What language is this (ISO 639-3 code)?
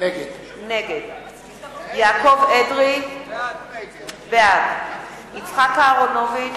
heb